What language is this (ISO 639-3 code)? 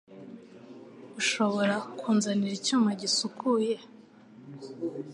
kin